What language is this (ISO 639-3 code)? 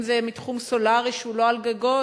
heb